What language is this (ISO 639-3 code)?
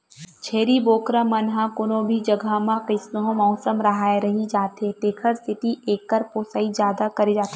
hne